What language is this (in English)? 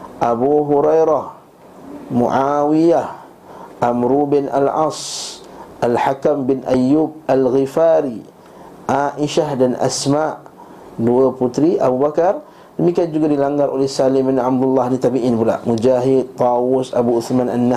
Malay